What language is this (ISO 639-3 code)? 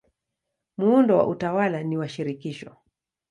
swa